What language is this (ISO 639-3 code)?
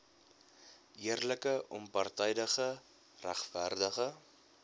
afr